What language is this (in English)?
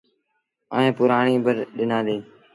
Sindhi Bhil